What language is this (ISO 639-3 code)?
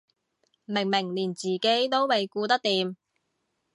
yue